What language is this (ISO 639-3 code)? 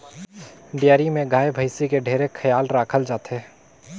hne